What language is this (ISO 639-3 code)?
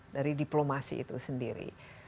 ind